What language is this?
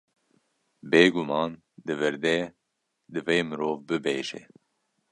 Kurdish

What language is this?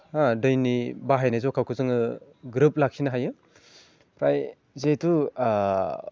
Bodo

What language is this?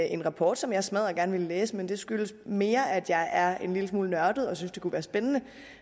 Danish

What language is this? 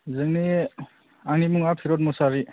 Bodo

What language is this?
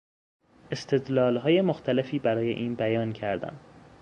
Persian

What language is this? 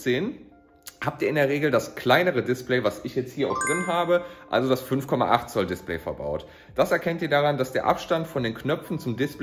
German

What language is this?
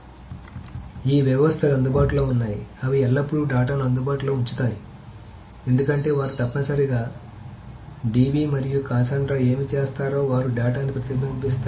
Telugu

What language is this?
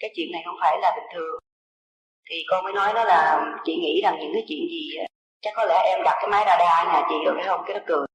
Vietnamese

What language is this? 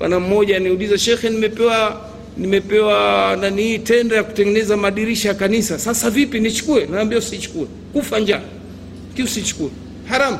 Swahili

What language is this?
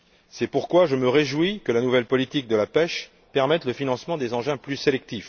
French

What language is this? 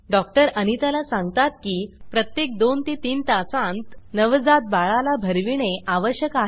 Marathi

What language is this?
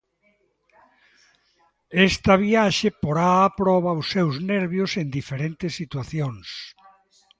Galician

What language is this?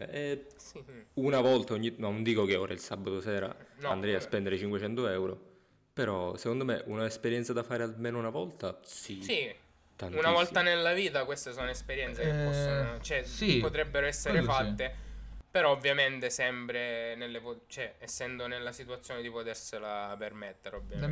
Italian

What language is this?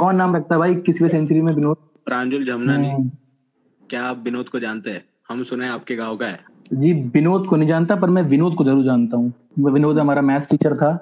Hindi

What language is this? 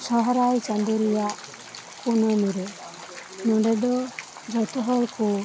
Santali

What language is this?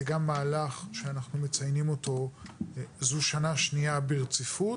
Hebrew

